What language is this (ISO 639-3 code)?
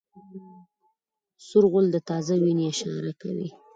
pus